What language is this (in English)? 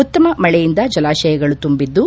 Kannada